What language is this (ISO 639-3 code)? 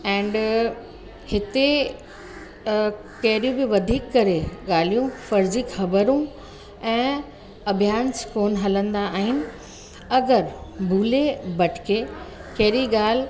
snd